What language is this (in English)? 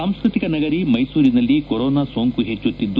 Kannada